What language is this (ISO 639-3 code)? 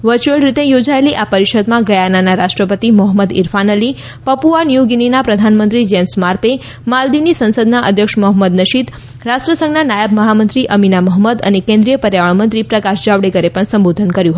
guj